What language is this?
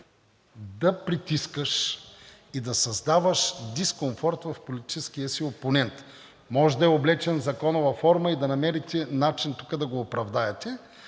Bulgarian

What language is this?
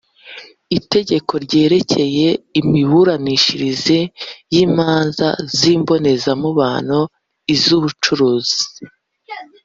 Kinyarwanda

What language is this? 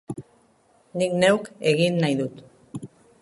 Basque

